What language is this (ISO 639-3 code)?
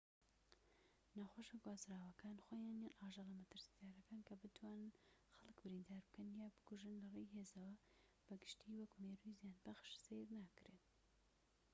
ckb